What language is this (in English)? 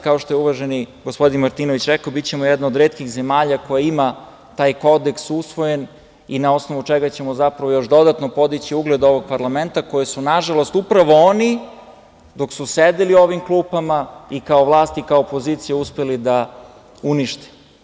Serbian